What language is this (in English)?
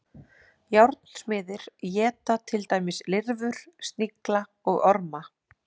Icelandic